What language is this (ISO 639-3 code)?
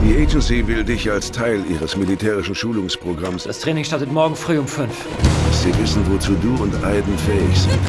deu